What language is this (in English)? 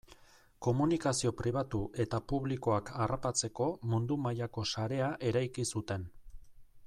Basque